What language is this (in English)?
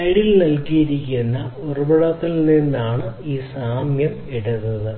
Malayalam